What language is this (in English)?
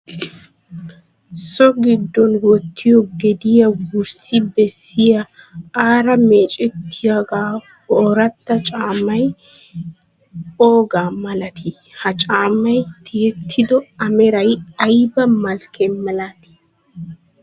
Wolaytta